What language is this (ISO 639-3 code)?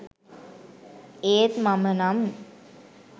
sin